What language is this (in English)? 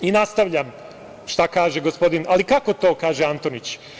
Serbian